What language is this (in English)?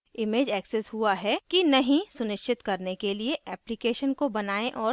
Hindi